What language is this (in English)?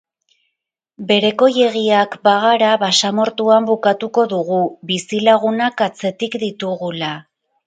Basque